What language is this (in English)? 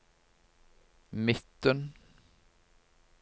Norwegian